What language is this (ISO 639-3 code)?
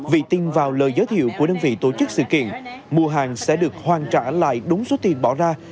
vie